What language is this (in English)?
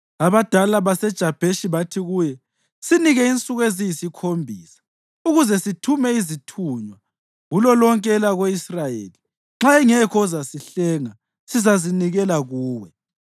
North Ndebele